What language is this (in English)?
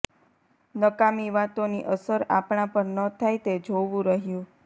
Gujarati